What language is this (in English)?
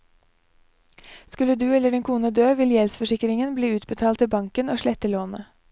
Norwegian